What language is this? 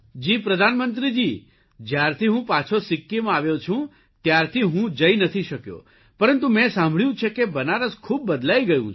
Gujarati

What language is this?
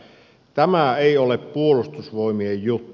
Finnish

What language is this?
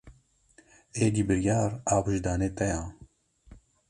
Kurdish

